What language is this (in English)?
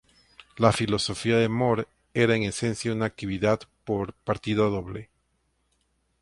Spanish